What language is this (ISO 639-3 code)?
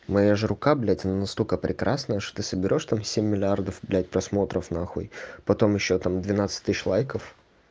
rus